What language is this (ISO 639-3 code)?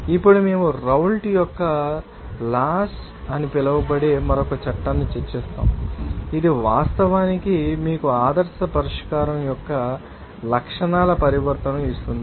tel